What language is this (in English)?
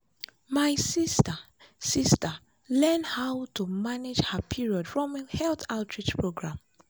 Nigerian Pidgin